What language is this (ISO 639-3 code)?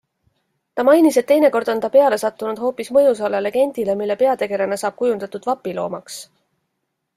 est